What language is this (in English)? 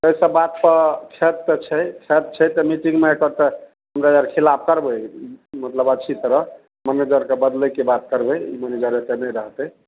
Maithili